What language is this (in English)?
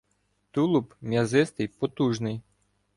Ukrainian